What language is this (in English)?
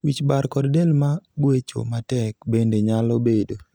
Luo (Kenya and Tanzania)